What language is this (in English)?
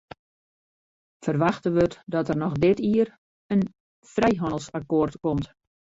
Western Frisian